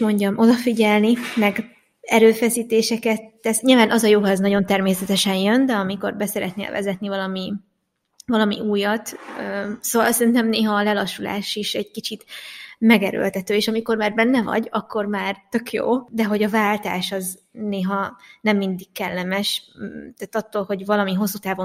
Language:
Hungarian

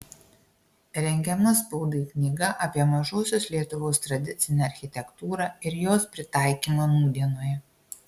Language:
Lithuanian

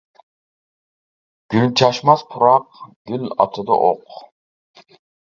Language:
Uyghur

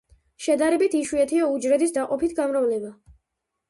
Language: Georgian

